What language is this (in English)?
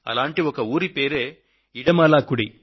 Telugu